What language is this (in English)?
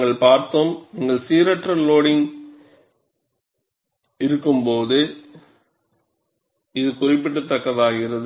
Tamil